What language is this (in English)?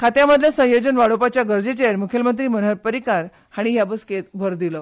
Konkani